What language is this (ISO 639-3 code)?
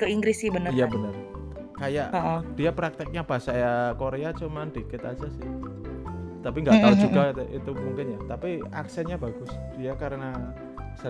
ind